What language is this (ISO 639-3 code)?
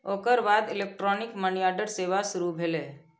mai